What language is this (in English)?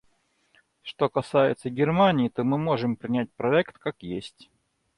Russian